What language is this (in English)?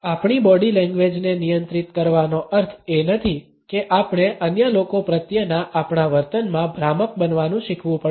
Gujarati